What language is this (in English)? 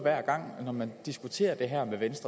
Danish